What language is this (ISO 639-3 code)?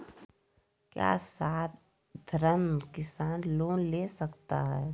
mag